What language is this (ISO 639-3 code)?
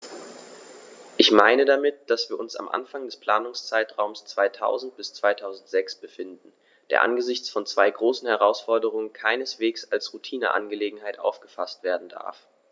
deu